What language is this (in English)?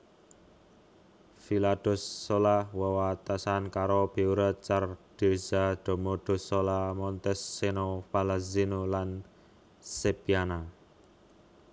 Javanese